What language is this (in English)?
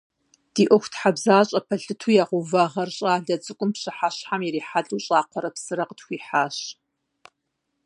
Kabardian